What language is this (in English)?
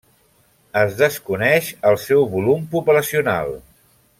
Catalan